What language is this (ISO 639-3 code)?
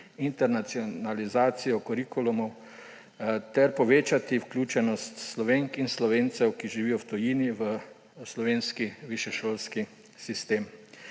slv